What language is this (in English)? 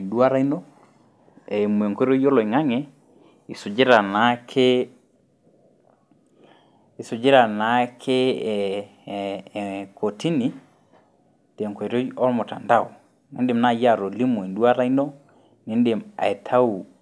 Masai